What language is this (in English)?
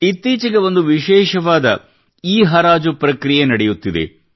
Kannada